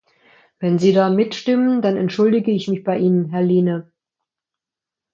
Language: German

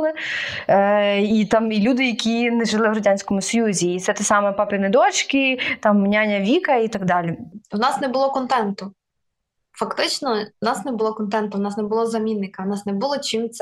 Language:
Ukrainian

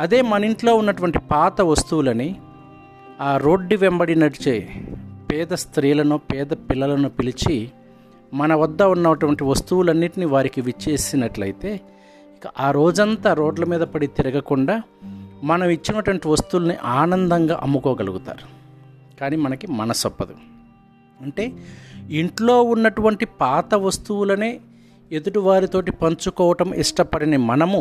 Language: Telugu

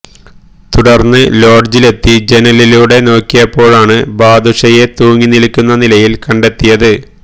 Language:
Malayalam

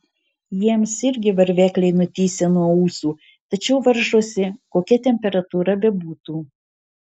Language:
Lithuanian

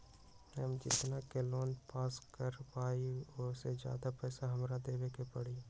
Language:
Magahi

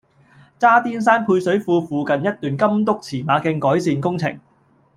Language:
Cantonese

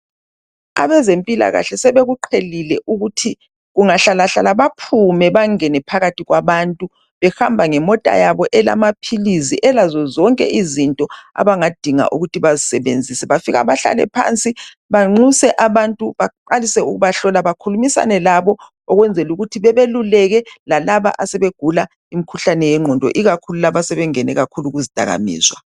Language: North Ndebele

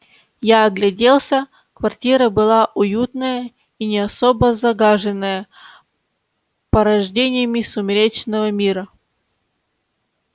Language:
Russian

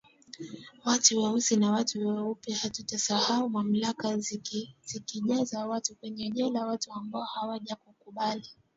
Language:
Swahili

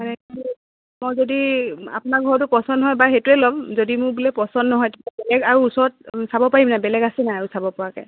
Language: Assamese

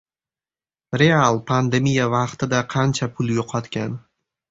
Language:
Uzbek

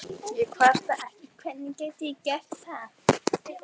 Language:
Icelandic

